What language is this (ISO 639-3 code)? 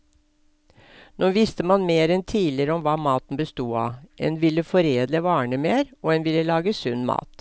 nor